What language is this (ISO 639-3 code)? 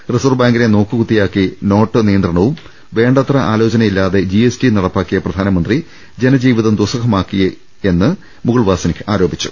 mal